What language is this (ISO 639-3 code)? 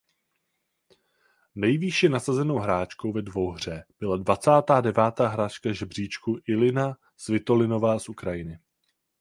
ces